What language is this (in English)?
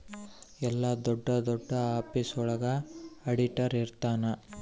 Kannada